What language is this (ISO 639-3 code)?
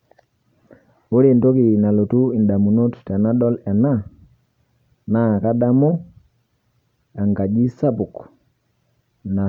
mas